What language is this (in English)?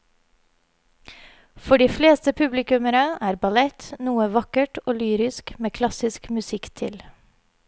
Norwegian